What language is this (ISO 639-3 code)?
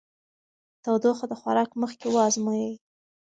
pus